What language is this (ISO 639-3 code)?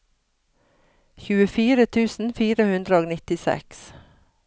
nor